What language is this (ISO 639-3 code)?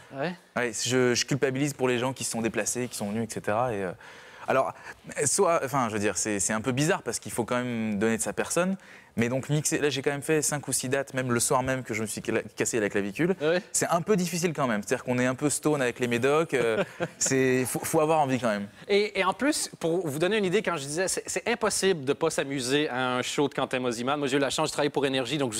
fra